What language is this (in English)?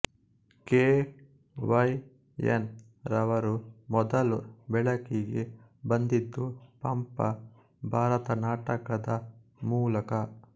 Kannada